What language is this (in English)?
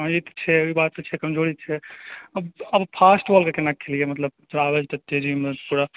Maithili